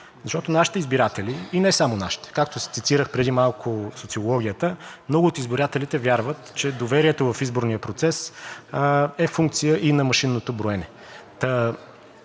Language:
Bulgarian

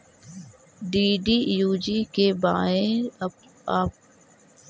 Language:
Magahi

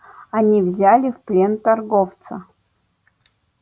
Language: Russian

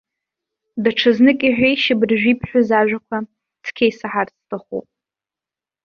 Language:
Abkhazian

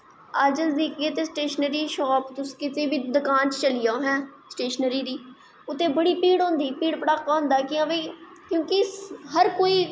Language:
Dogri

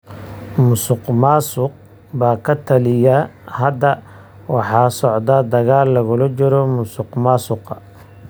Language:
Somali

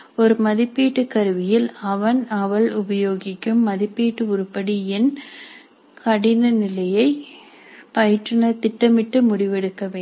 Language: Tamil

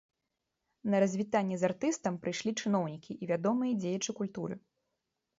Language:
Belarusian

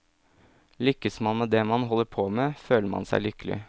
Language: Norwegian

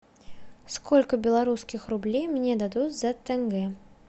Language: Russian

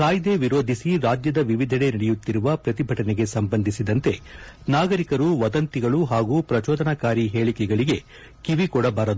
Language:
Kannada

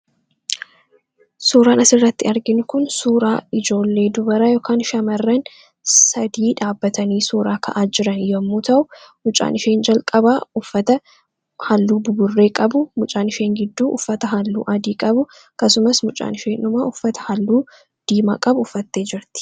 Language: Oromo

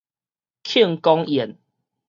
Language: Min Nan Chinese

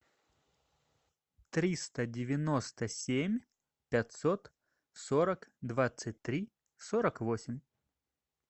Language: Russian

